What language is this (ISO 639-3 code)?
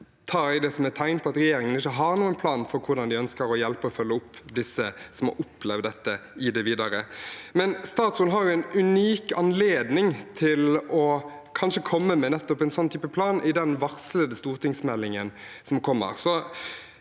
nor